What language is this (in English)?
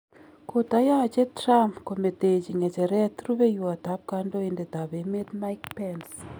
Kalenjin